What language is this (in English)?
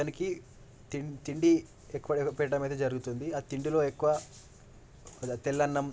Telugu